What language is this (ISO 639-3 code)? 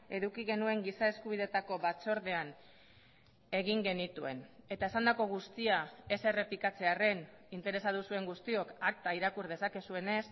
eus